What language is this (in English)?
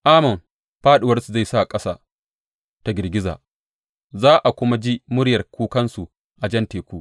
Hausa